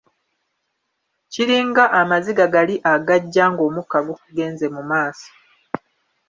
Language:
Ganda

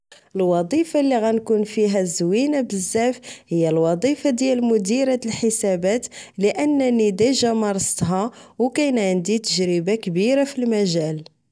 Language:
Moroccan Arabic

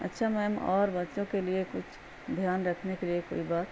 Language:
Urdu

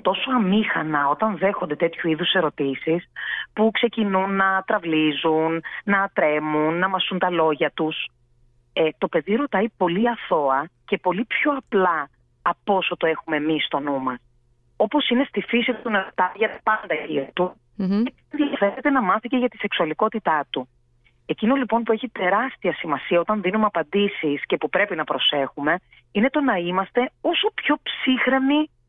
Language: Greek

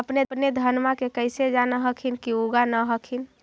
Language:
Magahi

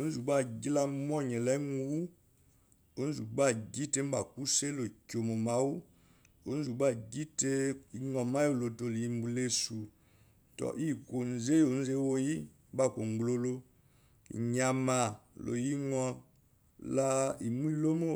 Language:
Eloyi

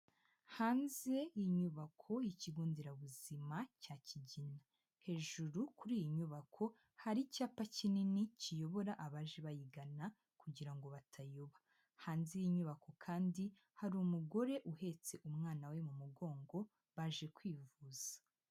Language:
Kinyarwanda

